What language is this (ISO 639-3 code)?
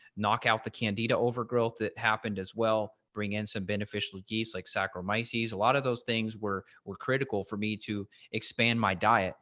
eng